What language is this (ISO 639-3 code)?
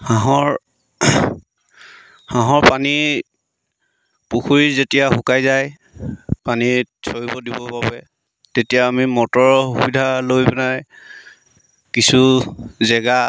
asm